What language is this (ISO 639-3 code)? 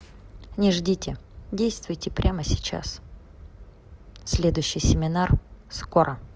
rus